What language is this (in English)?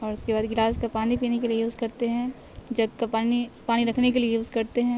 Urdu